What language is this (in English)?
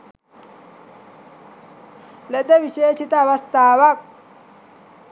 Sinhala